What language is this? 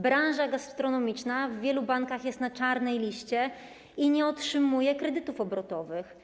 Polish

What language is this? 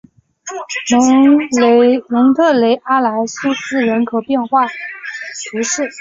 Chinese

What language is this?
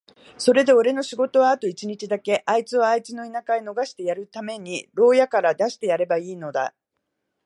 Japanese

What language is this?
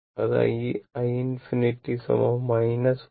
Malayalam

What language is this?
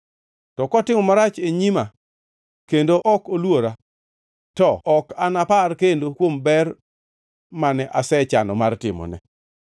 Luo (Kenya and Tanzania)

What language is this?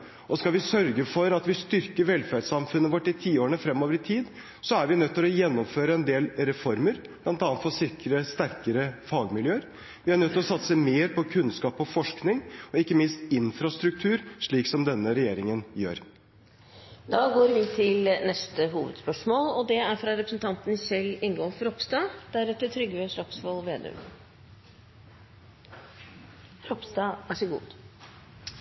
Norwegian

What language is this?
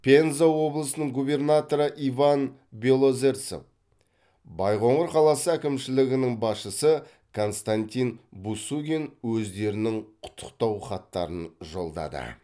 Kazakh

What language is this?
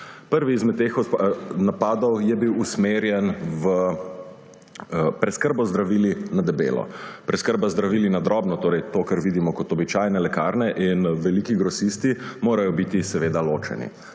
Slovenian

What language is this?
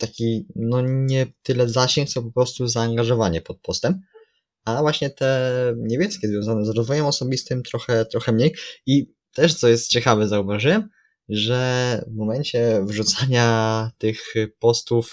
Polish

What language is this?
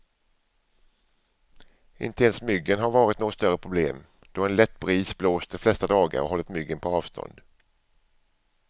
Swedish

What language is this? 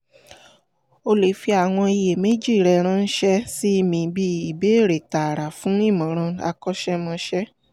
Yoruba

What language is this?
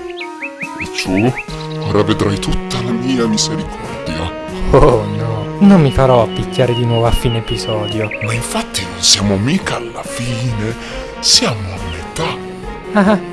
Italian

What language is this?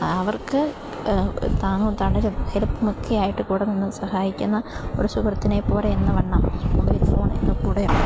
Malayalam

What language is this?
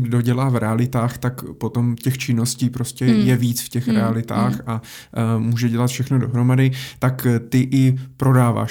Czech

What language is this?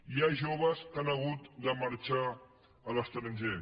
Catalan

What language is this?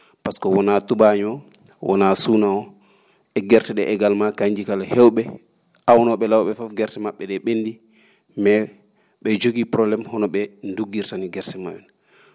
Fula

